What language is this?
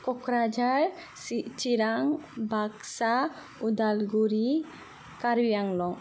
Bodo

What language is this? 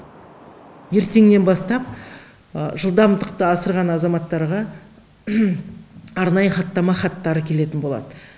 Kazakh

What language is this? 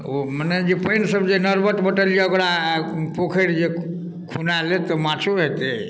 Maithili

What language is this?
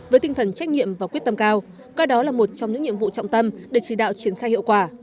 Vietnamese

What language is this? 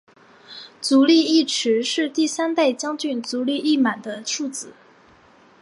Chinese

